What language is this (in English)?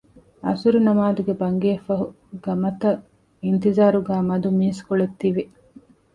Divehi